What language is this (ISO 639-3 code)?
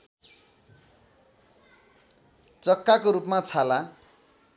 nep